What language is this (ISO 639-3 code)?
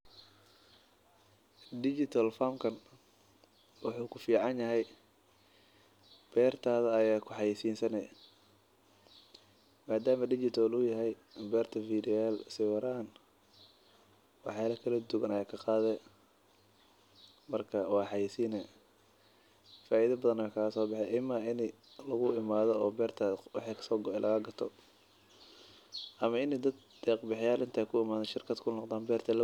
som